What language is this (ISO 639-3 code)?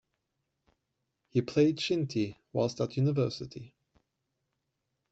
eng